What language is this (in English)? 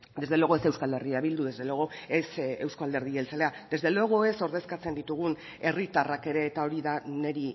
Basque